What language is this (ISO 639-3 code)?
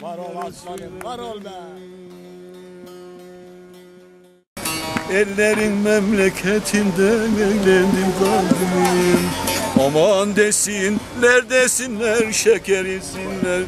tur